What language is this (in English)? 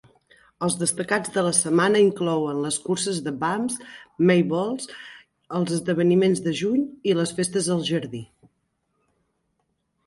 Catalan